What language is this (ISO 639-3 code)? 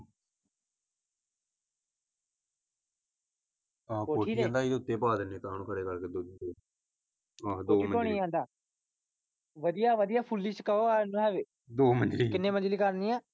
pan